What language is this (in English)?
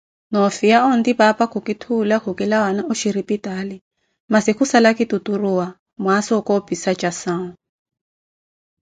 Koti